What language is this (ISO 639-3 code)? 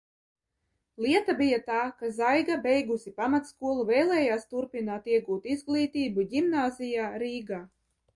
lav